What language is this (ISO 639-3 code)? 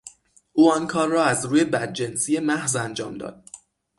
fas